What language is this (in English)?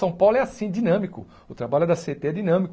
Portuguese